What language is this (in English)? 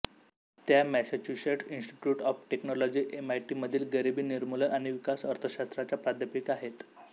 Marathi